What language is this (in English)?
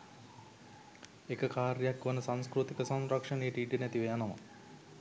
Sinhala